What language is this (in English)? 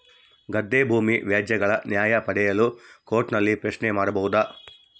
Kannada